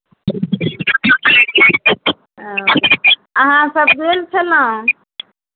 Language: Maithili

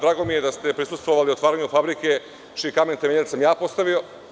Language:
Serbian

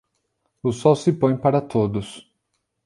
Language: Portuguese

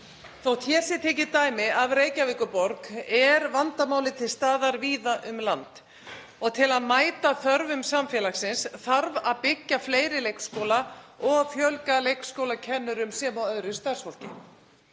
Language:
Icelandic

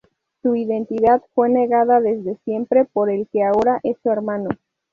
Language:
Spanish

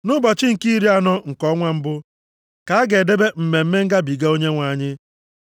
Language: Igbo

